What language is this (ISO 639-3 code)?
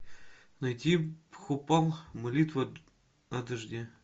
rus